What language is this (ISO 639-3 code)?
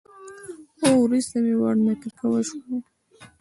pus